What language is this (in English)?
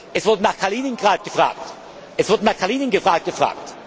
German